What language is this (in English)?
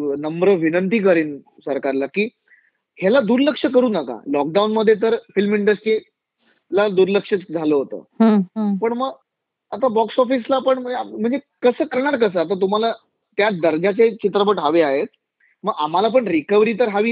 Marathi